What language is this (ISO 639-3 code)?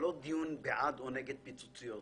heb